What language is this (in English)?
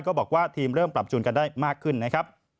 Thai